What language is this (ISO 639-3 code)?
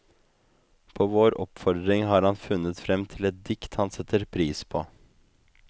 nor